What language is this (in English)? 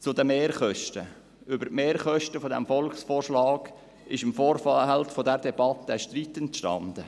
Swiss German